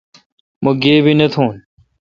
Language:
Kalkoti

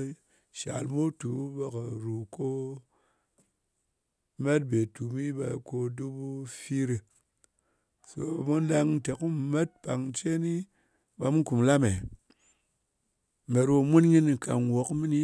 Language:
Ngas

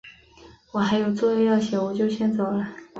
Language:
Chinese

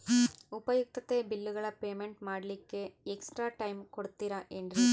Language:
Kannada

